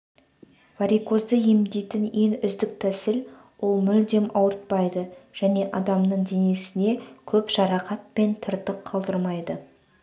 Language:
Kazakh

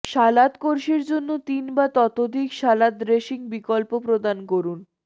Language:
Bangla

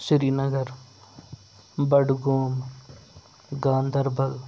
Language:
Kashmiri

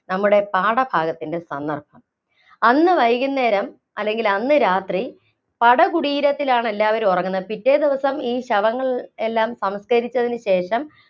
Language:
Malayalam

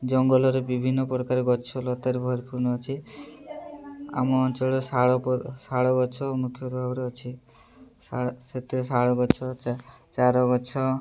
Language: Odia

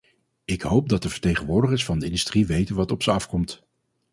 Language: Dutch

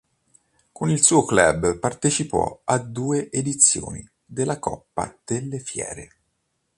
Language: Italian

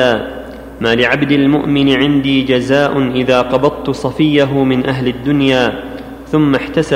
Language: Arabic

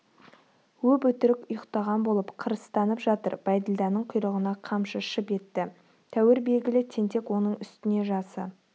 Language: Kazakh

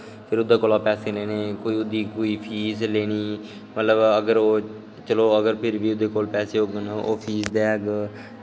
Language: Dogri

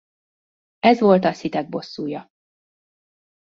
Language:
Hungarian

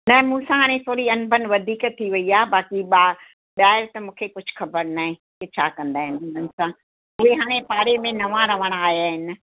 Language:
Sindhi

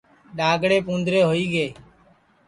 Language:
Sansi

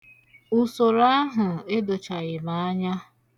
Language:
Igbo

